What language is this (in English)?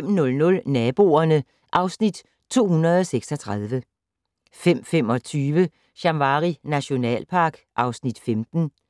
Danish